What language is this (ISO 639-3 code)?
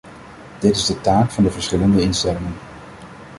nld